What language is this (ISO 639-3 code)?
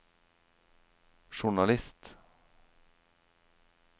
nor